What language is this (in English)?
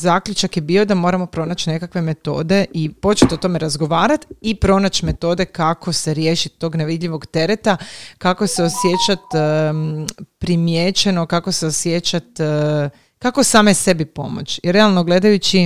Croatian